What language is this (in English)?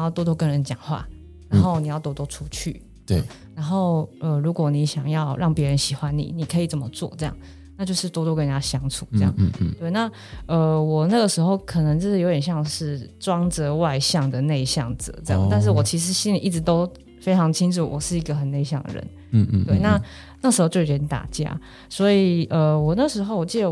Chinese